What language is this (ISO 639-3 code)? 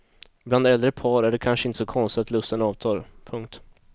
swe